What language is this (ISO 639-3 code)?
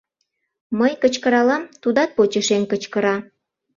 chm